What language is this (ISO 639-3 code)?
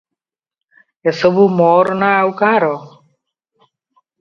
ori